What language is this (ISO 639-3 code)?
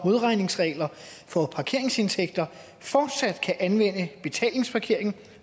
dan